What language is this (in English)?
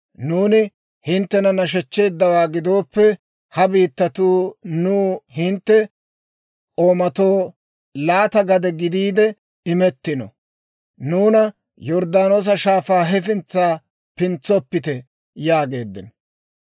Dawro